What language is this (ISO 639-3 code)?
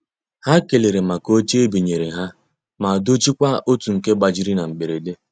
ibo